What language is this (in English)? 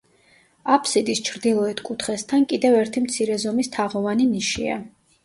Georgian